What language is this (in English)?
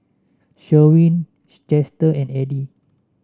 English